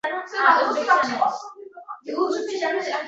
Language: Uzbek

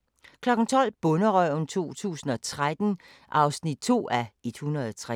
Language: Danish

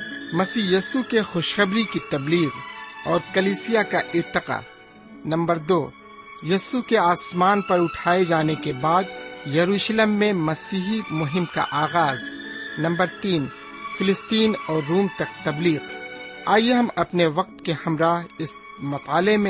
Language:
Urdu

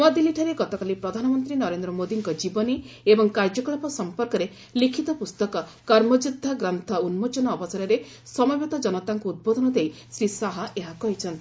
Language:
Odia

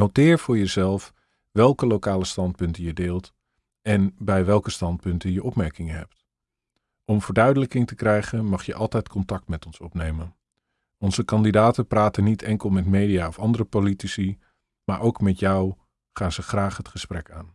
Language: Dutch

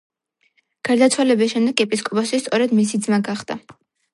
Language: Georgian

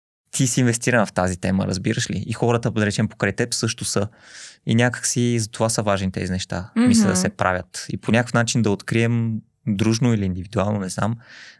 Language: Bulgarian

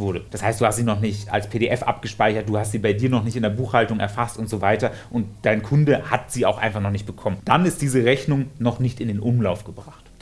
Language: German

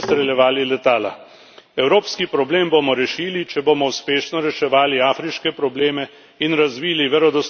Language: Slovenian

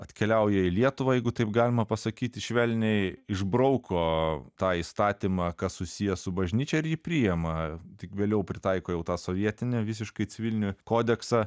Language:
Lithuanian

